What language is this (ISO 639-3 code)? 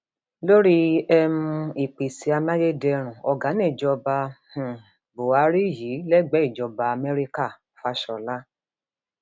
yor